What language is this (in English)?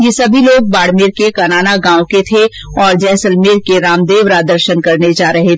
Hindi